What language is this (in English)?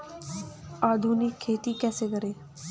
Hindi